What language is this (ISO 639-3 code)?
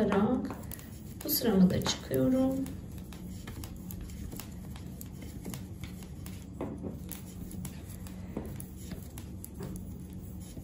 tur